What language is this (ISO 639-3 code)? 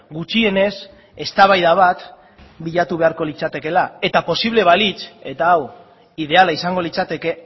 eus